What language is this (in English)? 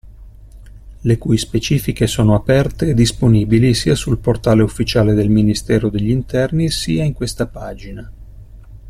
Italian